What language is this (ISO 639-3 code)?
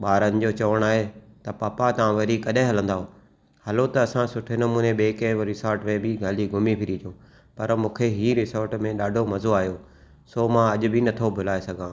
snd